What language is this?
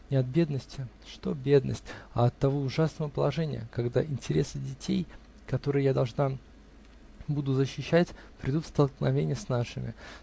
Russian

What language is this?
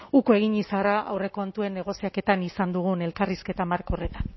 Basque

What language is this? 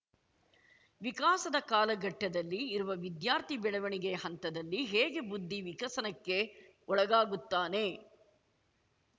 Kannada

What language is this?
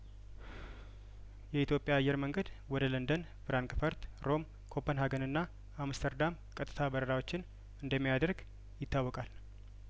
Amharic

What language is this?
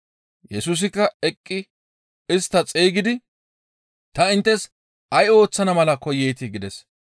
Gamo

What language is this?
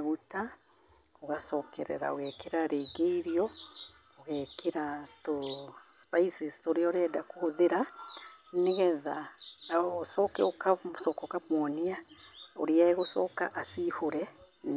Kikuyu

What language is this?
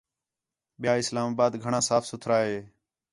Khetrani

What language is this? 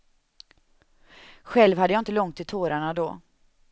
Swedish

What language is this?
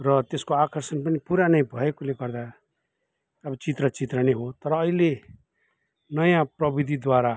Nepali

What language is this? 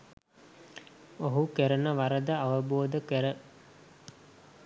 Sinhala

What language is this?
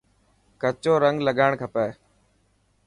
Dhatki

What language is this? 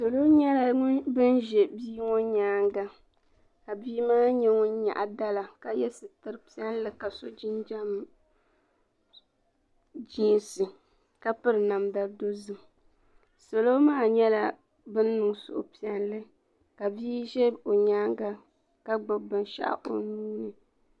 Dagbani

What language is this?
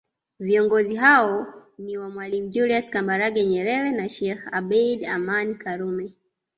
Swahili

